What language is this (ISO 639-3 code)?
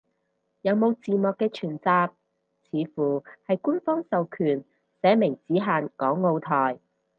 yue